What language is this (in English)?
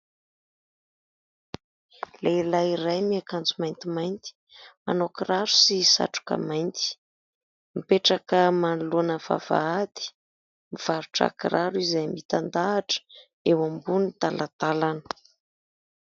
Malagasy